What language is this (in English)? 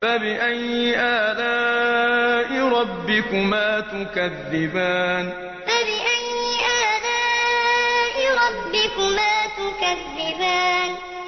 Arabic